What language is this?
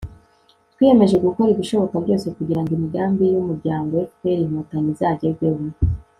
Kinyarwanda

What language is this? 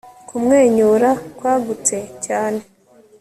Kinyarwanda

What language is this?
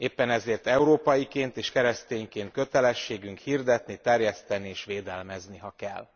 Hungarian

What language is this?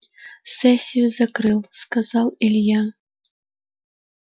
Russian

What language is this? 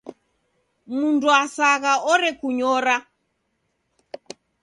Taita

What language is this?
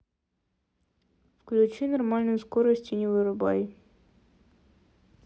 Russian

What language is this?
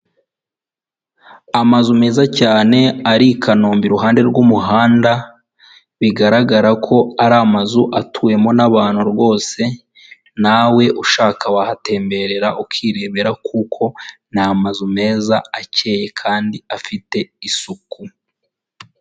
Kinyarwanda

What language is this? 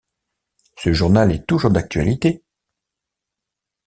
French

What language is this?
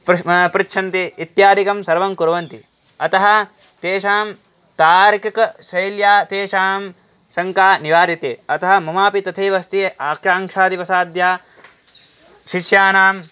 Sanskrit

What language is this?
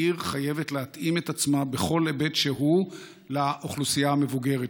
Hebrew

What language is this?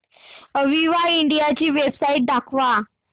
Marathi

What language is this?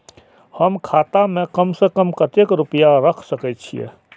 Maithili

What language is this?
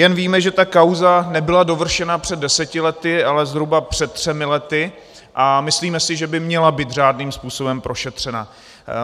Czech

